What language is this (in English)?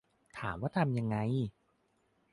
Thai